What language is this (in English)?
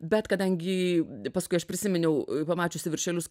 Lithuanian